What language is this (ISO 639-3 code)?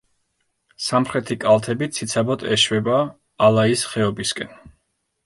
kat